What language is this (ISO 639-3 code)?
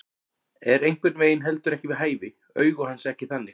isl